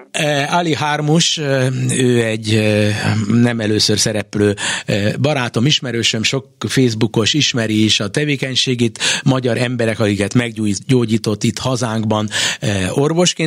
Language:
Hungarian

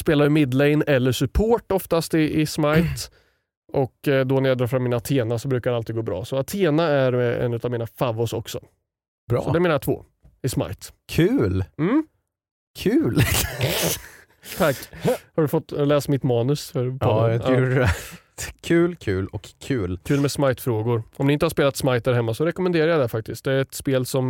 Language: Swedish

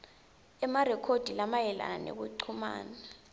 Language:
Swati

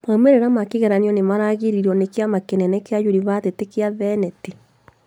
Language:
Kikuyu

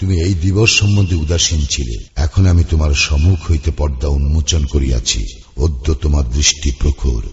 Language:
Bangla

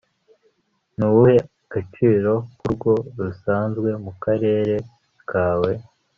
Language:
Kinyarwanda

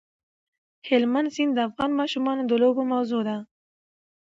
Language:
Pashto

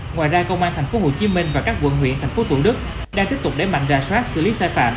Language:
Vietnamese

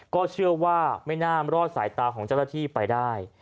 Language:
Thai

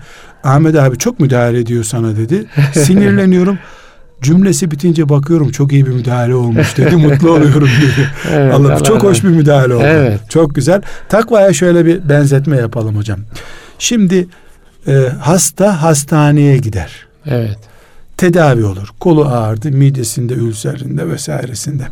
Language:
Turkish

